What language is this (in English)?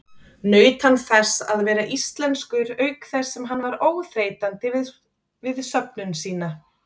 Icelandic